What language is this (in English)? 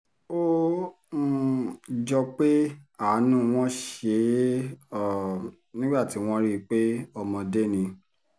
Yoruba